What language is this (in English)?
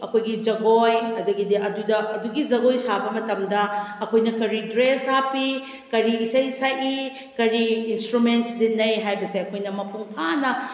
Manipuri